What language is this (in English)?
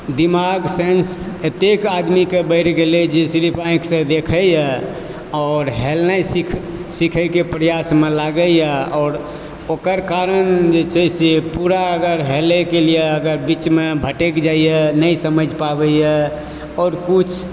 Maithili